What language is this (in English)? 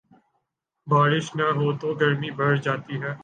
Urdu